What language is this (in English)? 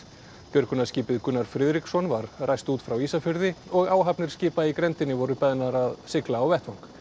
Icelandic